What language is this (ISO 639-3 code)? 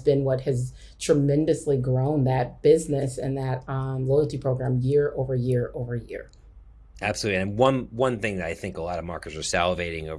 eng